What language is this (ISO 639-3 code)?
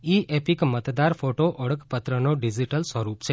guj